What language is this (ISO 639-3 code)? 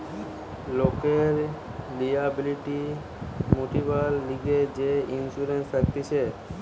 ben